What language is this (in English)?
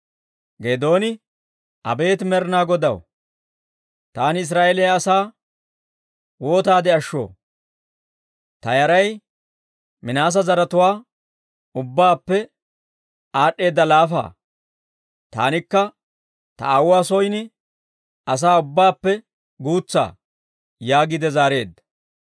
Dawro